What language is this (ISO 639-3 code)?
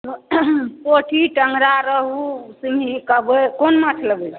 mai